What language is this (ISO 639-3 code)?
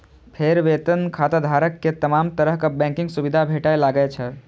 mai